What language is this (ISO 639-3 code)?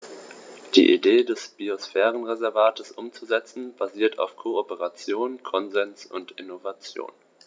deu